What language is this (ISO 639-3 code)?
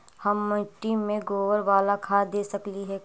mag